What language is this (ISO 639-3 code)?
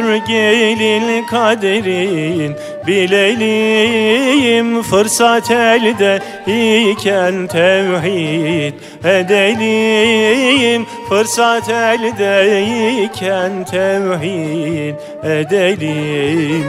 tur